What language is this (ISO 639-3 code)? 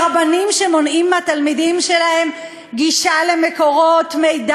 heb